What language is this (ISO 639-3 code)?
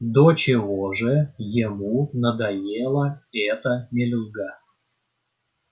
rus